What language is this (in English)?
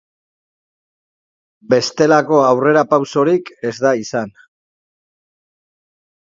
Basque